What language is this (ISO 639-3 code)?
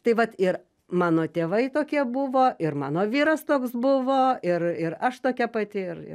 lit